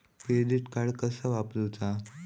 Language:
Marathi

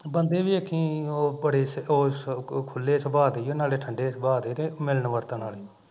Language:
Punjabi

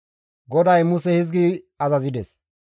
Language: Gamo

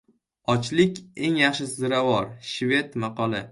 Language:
Uzbek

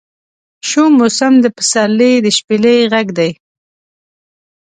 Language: Pashto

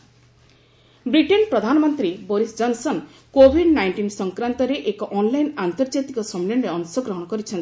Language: Odia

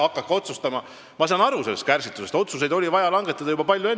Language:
Estonian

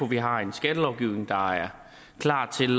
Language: Danish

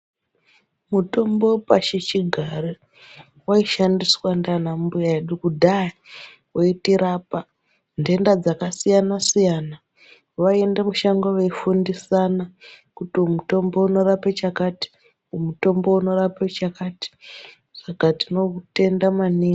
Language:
Ndau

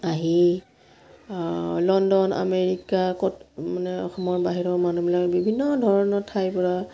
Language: Assamese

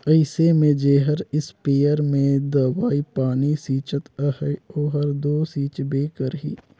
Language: Chhattisgarhi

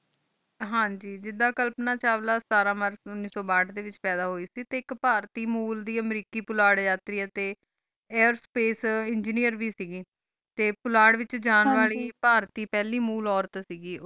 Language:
Punjabi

